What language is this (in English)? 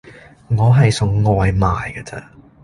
Cantonese